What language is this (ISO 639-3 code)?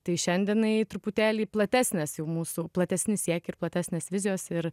lit